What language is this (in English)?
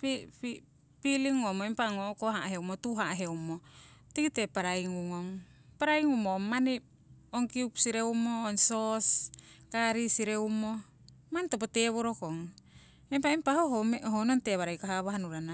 Siwai